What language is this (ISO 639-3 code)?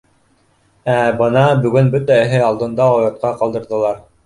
bak